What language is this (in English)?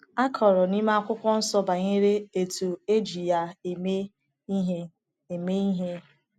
Igbo